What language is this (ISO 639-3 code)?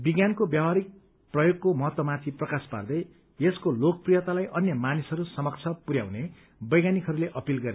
nep